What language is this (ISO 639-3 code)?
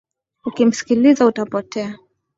swa